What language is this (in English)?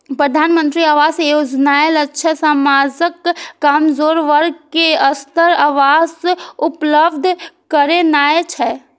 Maithili